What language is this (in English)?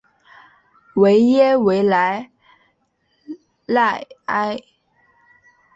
Chinese